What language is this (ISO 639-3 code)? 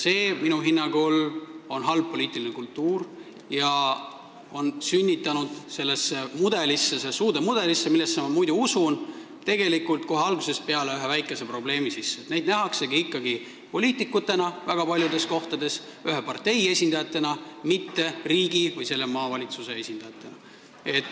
est